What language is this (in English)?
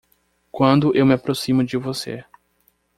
Portuguese